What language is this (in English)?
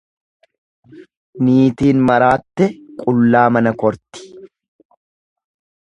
Oromo